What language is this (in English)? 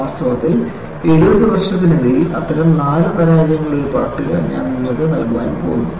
Malayalam